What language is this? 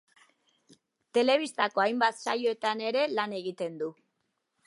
Basque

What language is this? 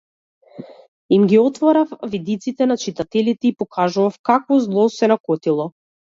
Macedonian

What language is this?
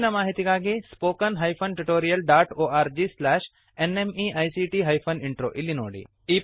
Kannada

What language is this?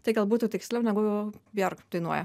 Lithuanian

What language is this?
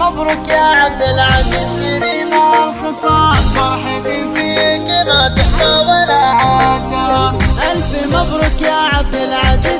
Arabic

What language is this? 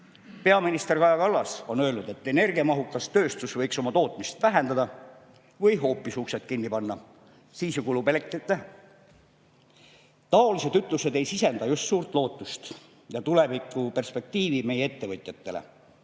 Estonian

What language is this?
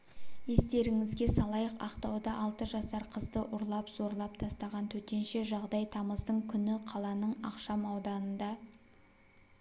Kazakh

